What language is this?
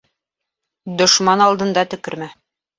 Bashkir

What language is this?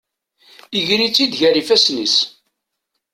Kabyle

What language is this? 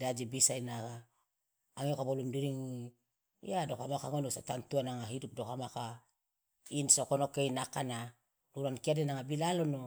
Loloda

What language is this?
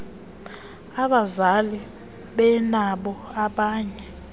Xhosa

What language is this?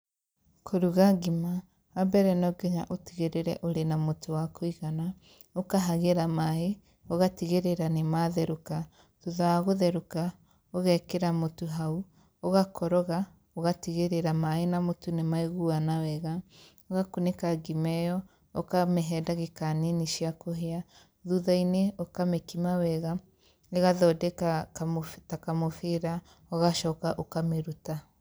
Kikuyu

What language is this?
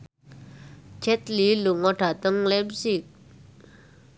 Javanese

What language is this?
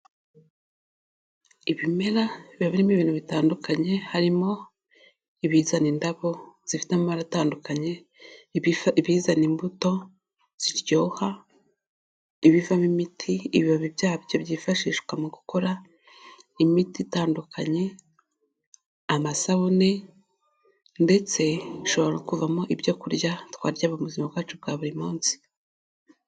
Kinyarwanda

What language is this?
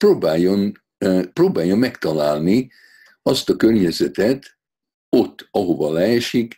Hungarian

